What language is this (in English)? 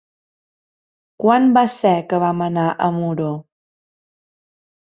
Catalan